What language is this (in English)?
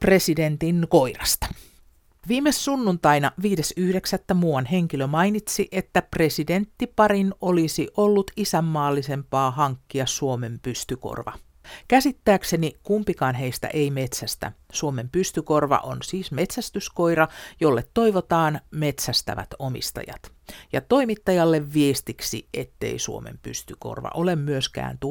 Finnish